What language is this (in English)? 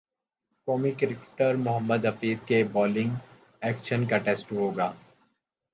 Urdu